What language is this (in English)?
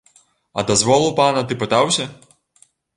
Belarusian